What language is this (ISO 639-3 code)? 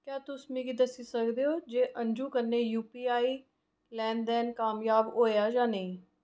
doi